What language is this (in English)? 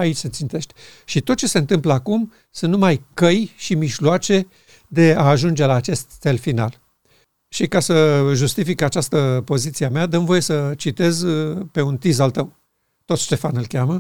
Romanian